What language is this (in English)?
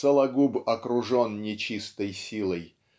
Russian